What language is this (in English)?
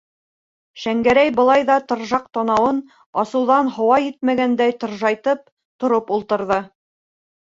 Bashkir